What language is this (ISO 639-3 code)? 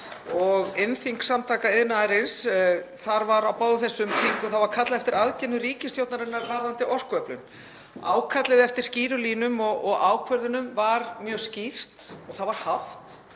isl